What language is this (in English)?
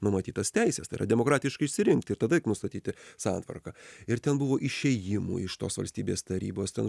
Lithuanian